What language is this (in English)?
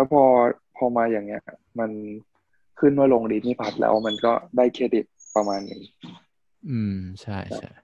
Thai